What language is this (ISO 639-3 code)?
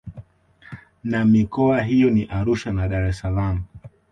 swa